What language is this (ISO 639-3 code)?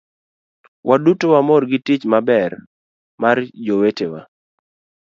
luo